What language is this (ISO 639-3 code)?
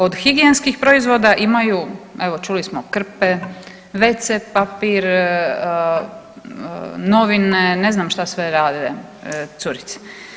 hrv